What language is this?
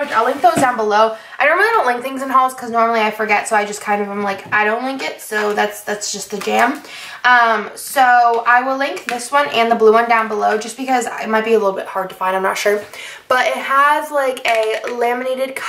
English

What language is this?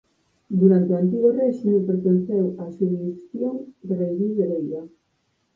Galician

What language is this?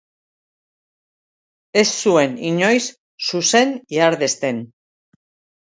Basque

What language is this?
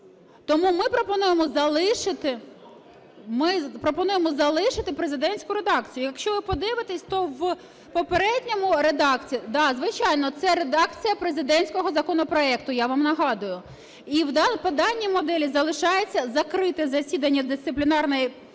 Ukrainian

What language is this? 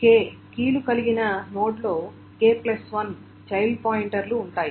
Telugu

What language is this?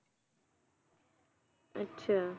Punjabi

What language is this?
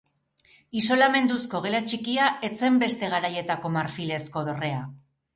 Basque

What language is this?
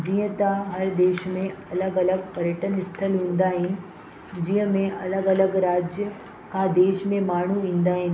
Sindhi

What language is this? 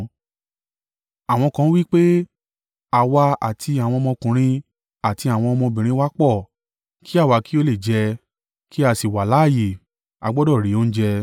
Yoruba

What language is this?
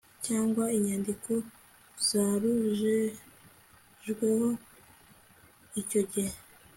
Kinyarwanda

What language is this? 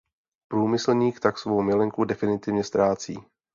Czech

